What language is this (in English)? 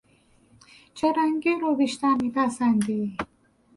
Persian